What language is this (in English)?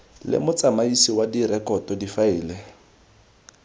Tswana